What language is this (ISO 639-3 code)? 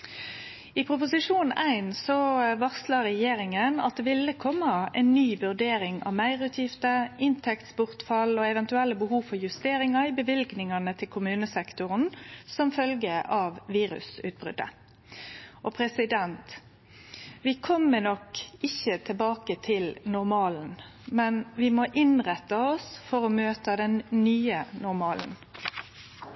nno